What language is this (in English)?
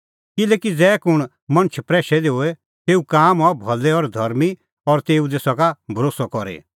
Kullu Pahari